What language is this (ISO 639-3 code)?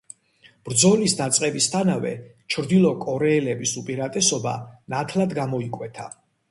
kat